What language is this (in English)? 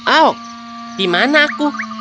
Indonesian